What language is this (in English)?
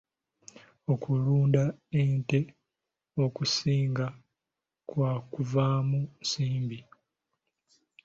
Ganda